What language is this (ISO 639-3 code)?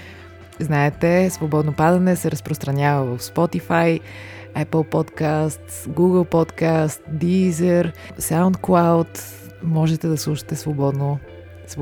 bul